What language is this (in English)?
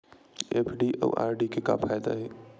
Chhattisgarhi